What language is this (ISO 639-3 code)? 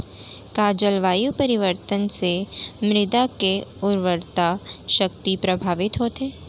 hne